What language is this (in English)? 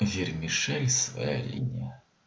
Russian